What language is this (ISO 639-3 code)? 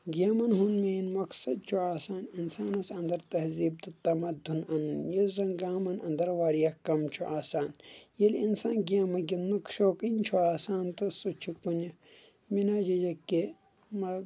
kas